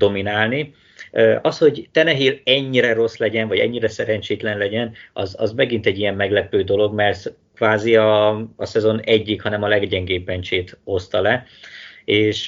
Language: Hungarian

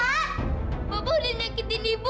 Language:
Indonesian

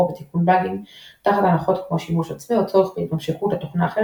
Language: Hebrew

